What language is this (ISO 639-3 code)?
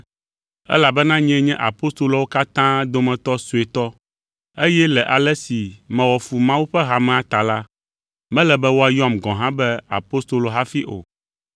ewe